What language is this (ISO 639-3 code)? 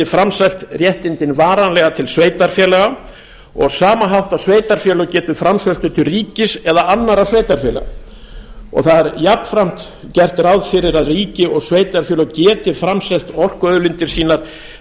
isl